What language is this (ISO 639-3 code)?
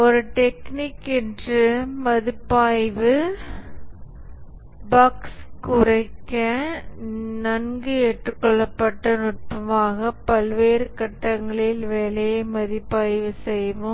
tam